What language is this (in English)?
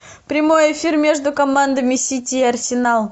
Russian